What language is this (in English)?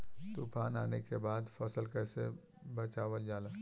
Bhojpuri